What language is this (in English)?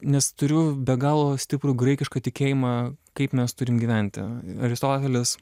Lithuanian